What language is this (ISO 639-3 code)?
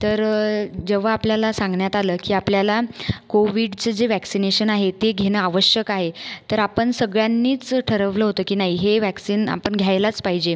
mar